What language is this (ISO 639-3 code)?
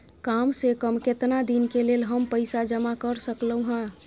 mai